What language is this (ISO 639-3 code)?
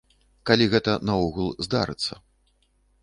bel